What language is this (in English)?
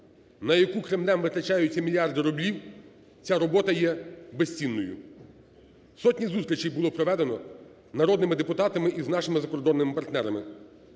Ukrainian